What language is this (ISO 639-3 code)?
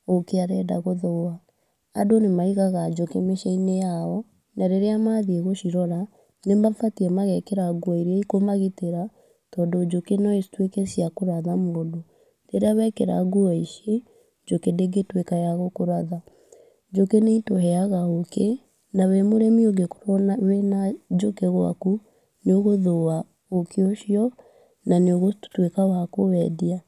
kik